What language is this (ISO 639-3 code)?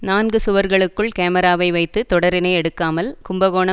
tam